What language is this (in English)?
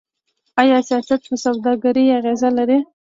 Pashto